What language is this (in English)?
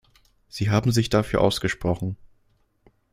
German